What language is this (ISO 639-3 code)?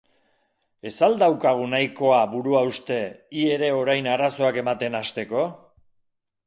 eus